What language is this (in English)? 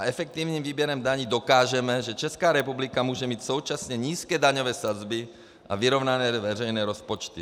Czech